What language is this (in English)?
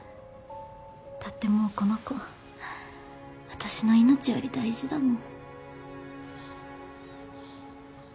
Japanese